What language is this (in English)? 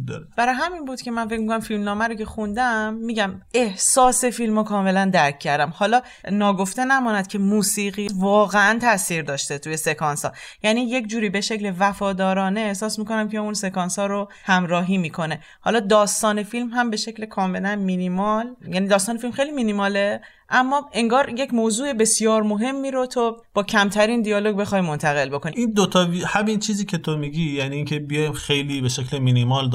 Persian